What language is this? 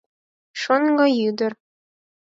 Mari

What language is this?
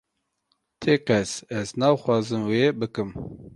Kurdish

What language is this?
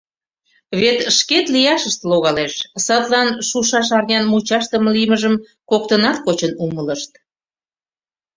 Mari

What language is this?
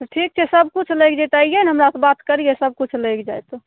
Maithili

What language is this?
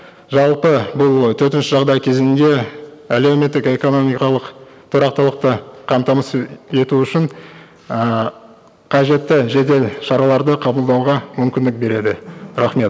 Kazakh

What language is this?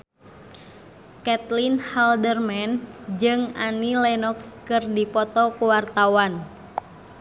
Sundanese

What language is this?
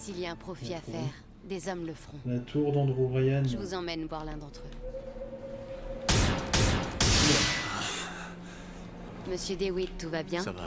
French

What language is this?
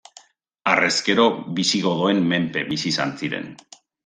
Basque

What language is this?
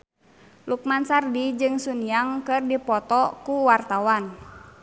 Sundanese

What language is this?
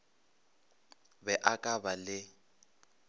Northern Sotho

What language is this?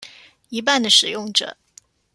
Chinese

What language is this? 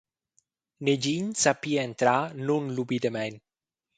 Romansh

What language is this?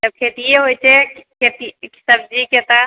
Maithili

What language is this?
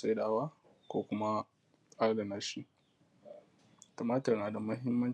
Hausa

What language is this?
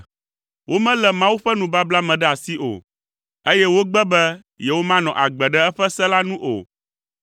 Ewe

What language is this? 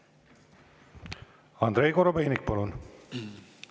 Estonian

